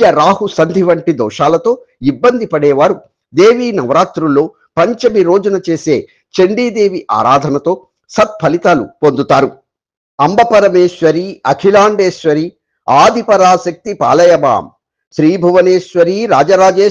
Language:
Telugu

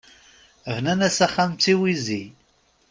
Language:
Kabyle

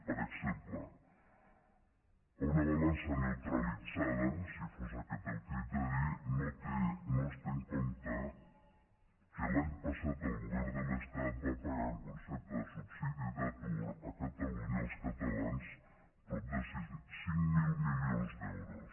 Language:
Catalan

